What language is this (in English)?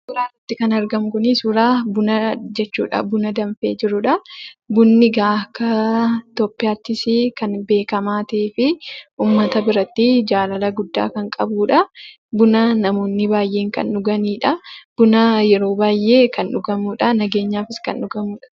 Oromo